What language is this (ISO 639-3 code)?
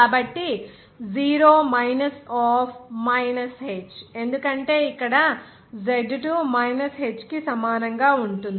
tel